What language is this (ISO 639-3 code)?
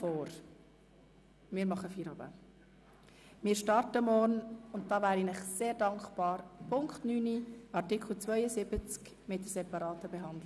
gsw